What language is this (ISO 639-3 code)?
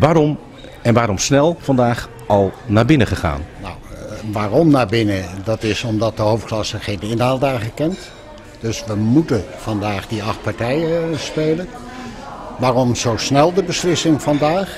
nld